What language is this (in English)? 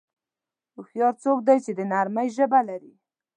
Pashto